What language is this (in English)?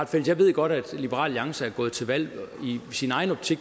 Danish